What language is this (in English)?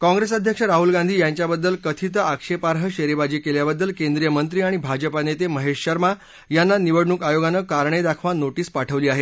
Marathi